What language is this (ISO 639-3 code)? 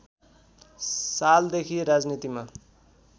nep